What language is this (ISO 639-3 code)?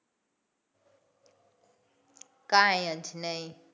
guj